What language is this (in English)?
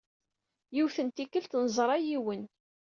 Kabyle